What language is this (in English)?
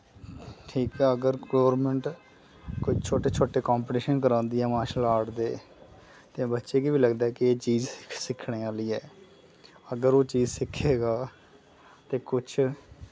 Dogri